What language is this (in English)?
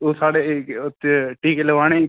Dogri